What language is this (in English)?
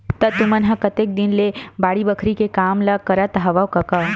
Chhattisgarhi